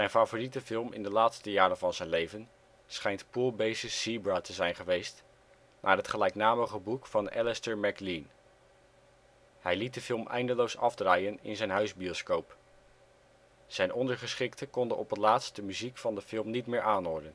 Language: Dutch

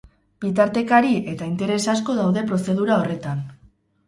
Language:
Basque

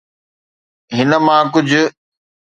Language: Sindhi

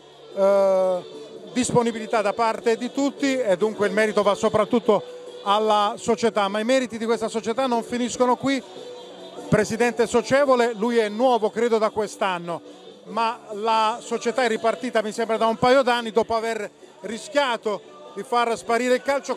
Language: Italian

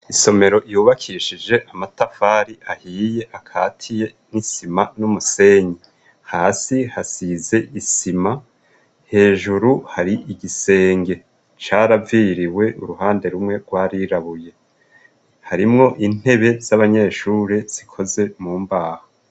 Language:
Rundi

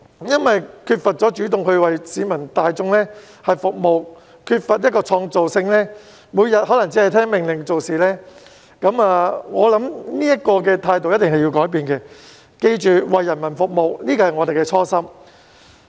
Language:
Cantonese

